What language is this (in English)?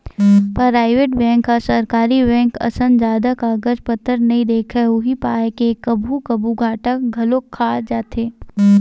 Chhattisgarhi